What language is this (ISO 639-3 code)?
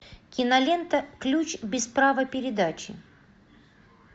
rus